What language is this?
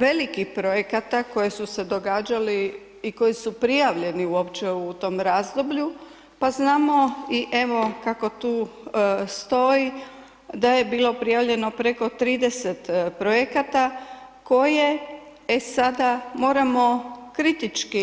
Croatian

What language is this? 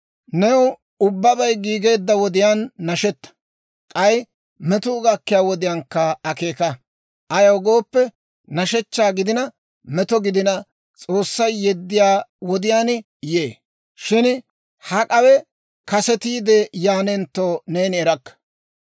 Dawro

